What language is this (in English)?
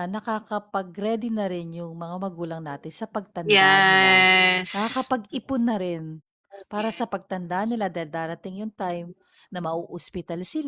Filipino